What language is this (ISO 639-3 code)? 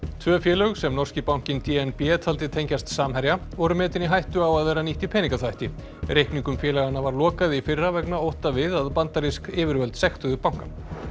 isl